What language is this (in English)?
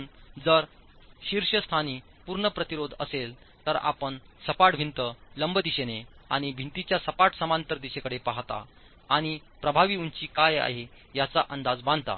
Marathi